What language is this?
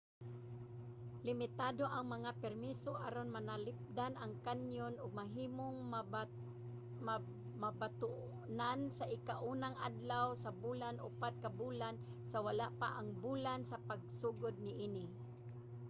Cebuano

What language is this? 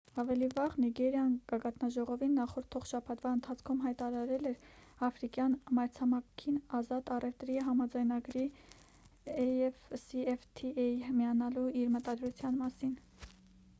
Armenian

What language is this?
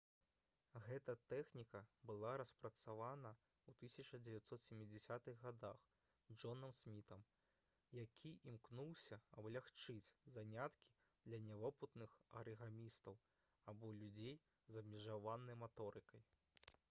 Belarusian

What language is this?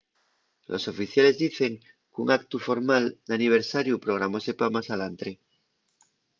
Asturian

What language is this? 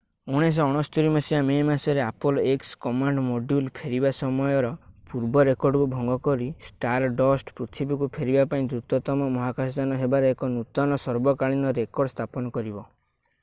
Odia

